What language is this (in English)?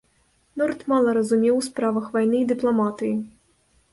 Belarusian